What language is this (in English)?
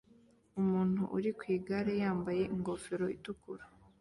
Kinyarwanda